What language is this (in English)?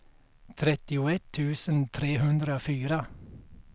Swedish